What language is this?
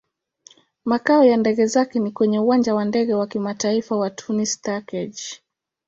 Swahili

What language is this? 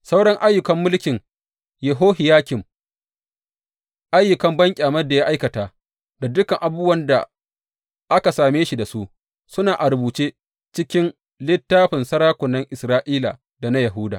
Hausa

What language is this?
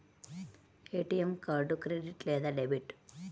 Telugu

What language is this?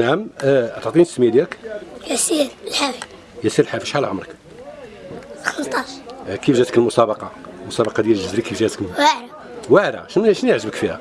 Arabic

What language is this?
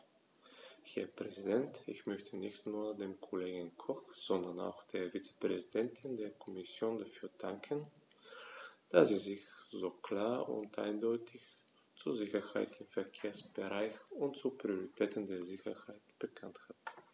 German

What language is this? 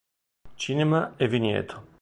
Italian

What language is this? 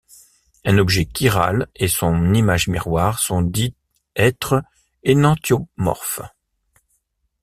French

